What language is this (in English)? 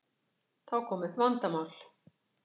Icelandic